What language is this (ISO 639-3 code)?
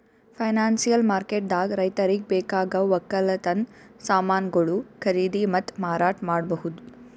kan